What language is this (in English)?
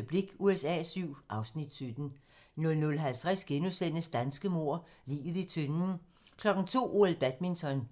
Danish